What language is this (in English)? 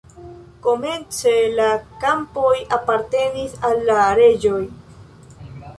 Esperanto